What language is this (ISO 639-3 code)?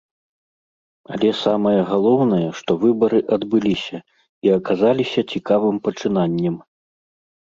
bel